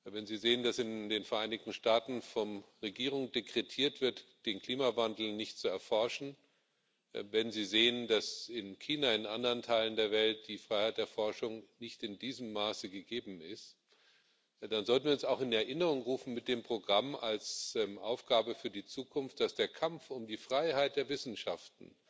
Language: German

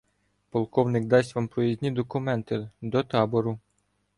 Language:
Ukrainian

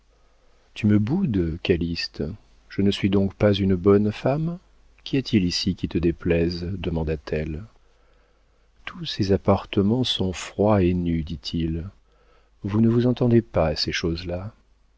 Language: French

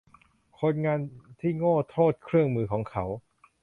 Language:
Thai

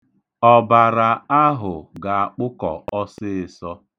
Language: Igbo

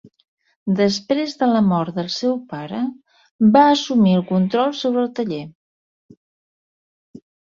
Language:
Catalan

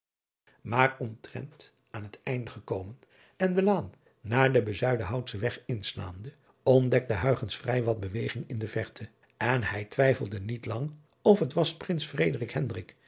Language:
Dutch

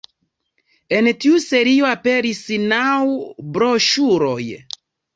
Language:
Esperanto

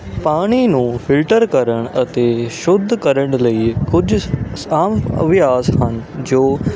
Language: Punjabi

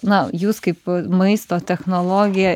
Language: Lithuanian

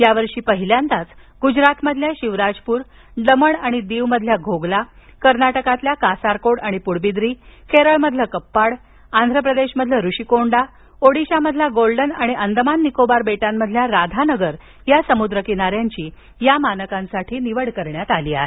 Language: Marathi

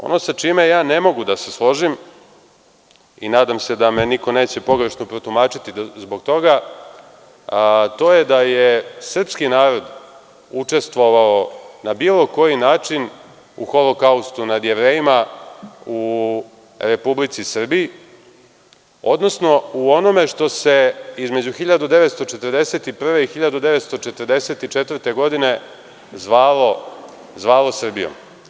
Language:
Serbian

